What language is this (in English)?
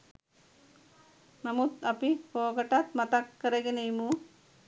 Sinhala